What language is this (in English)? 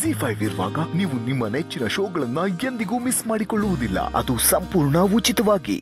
Kannada